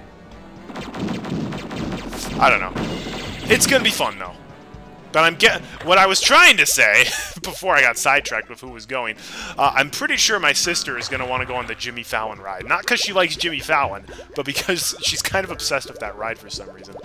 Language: English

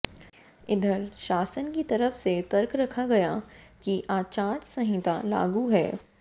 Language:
Hindi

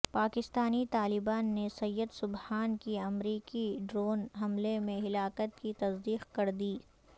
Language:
Urdu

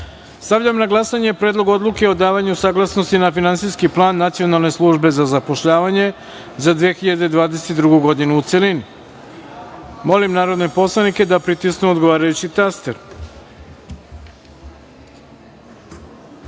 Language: Serbian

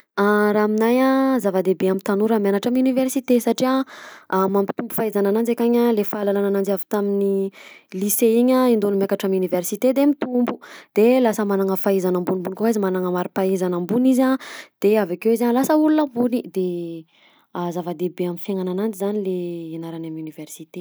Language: Southern Betsimisaraka Malagasy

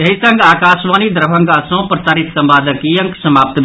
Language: Maithili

